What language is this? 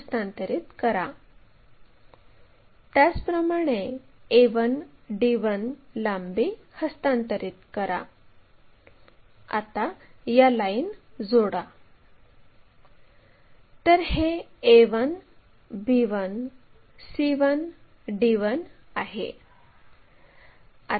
Marathi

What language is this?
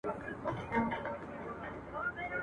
Pashto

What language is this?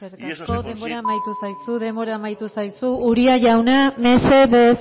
Basque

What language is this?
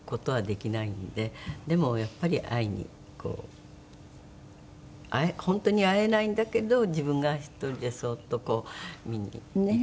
Japanese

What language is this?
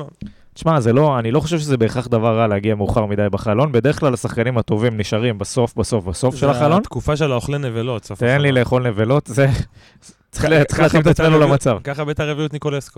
Hebrew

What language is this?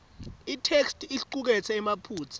Swati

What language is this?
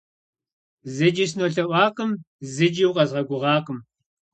Kabardian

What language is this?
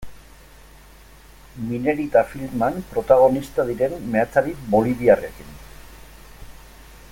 Basque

